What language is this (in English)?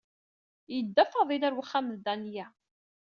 Kabyle